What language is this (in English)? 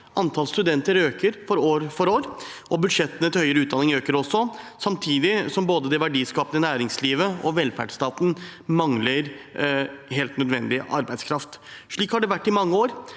Norwegian